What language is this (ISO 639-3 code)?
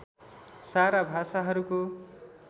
nep